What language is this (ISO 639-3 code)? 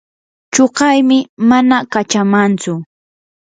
qur